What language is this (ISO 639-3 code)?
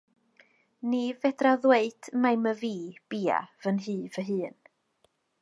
cym